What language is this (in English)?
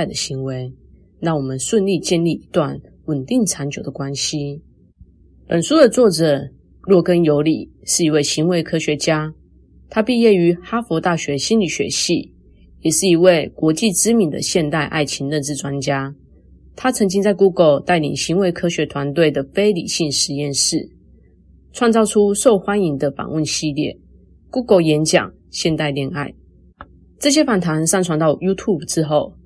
Chinese